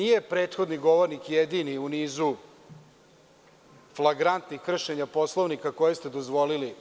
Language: Serbian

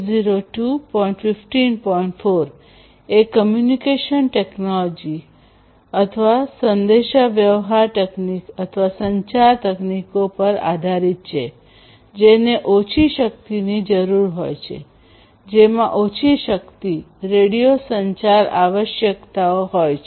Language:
Gujarati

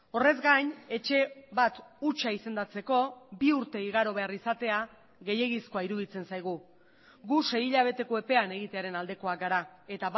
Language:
Basque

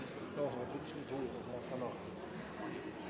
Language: Norwegian Nynorsk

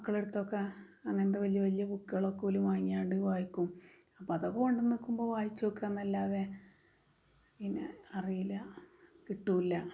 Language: Malayalam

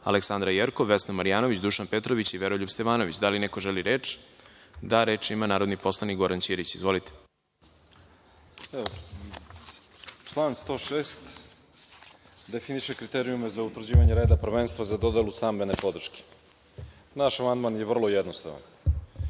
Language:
Serbian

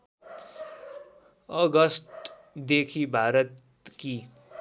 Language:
Nepali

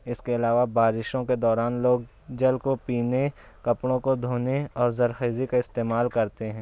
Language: Urdu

